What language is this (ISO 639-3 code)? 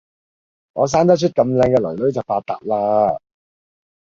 yue